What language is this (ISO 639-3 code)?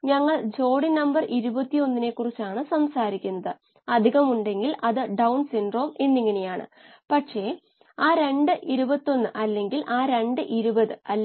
mal